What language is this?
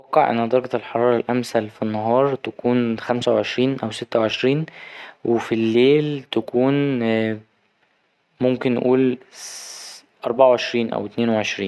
Egyptian Arabic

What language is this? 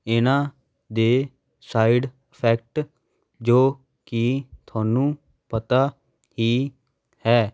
Punjabi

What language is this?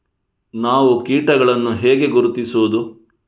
Kannada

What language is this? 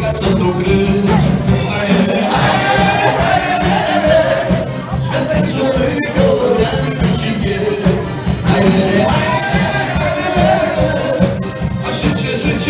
Arabic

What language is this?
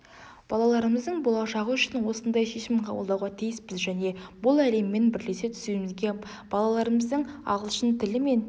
Kazakh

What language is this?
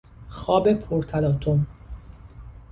Persian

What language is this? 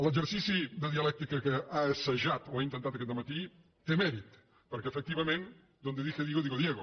Catalan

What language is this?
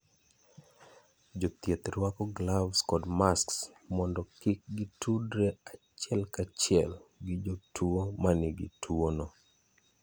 Luo (Kenya and Tanzania)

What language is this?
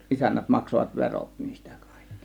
Finnish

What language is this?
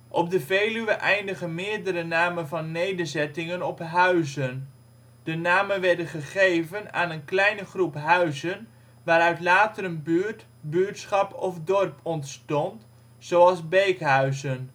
Dutch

